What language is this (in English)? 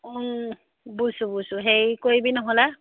Assamese